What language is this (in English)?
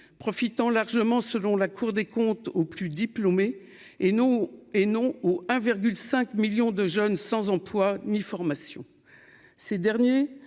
French